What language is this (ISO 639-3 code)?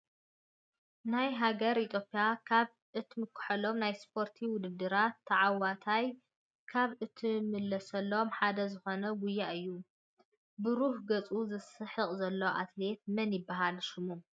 tir